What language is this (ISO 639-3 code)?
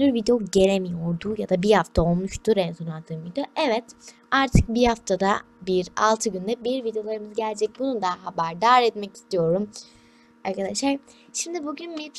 tur